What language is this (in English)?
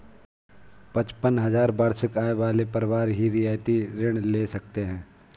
Hindi